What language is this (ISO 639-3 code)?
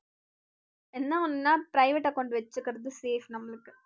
tam